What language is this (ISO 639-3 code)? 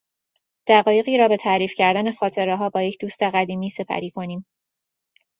fas